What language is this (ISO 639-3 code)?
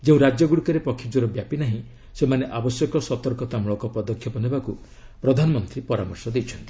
ori